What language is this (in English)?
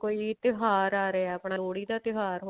Punjabi